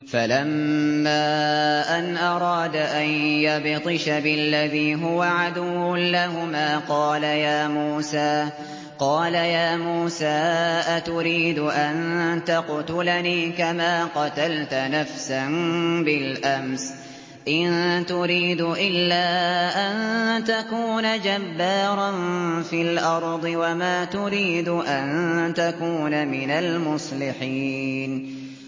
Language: Arabic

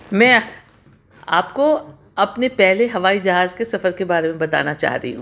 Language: Urdu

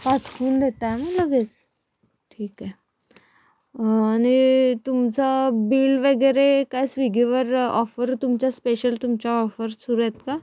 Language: Marathi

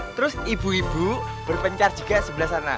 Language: Indonesian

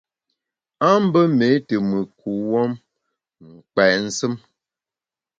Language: Bamun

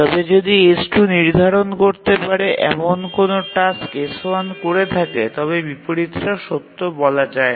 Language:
Bangla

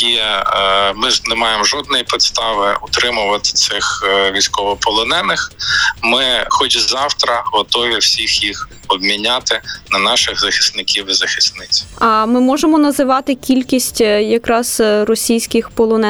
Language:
Ukrainian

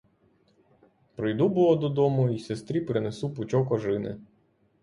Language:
Ukrainian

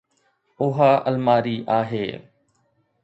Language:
Sindhi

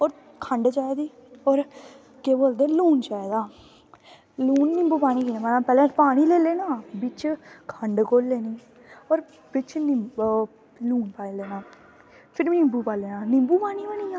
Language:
Dogri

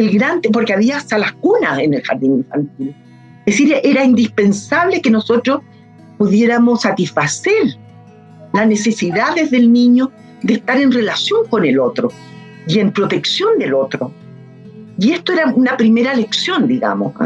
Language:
Spanish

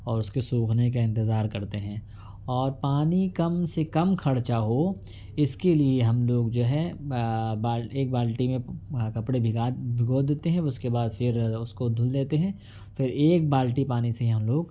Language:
Urdu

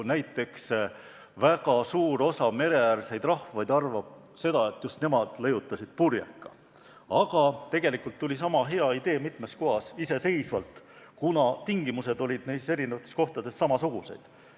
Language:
Estonian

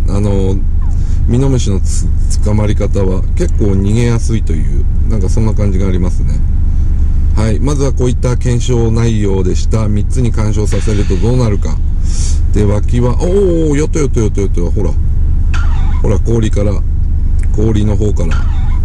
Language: Japanese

